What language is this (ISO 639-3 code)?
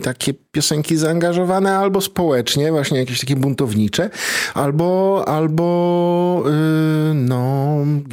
pol